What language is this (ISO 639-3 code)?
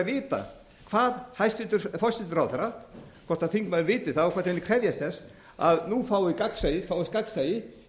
isl